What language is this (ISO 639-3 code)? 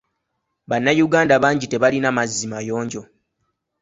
lug